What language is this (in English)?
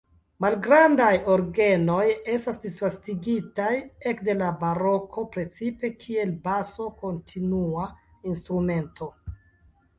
Esperanto